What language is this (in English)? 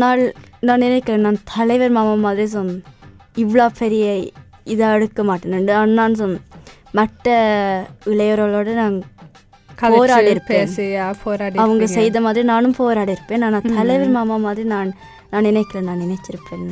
Tamil